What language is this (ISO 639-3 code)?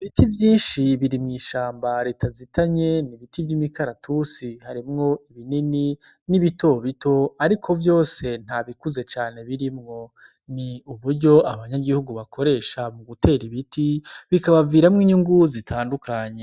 run